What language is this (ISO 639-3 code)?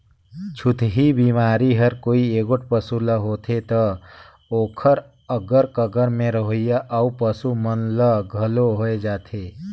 hne